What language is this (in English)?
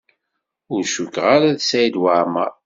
Kabyle